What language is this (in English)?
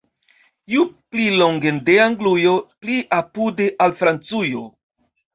Esperanto